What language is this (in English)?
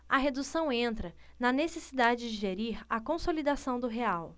Portuguese